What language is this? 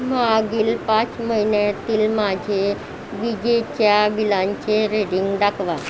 Marathi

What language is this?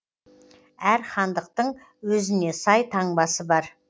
Kazakh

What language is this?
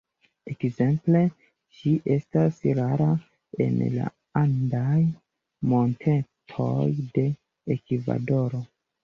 Esperanto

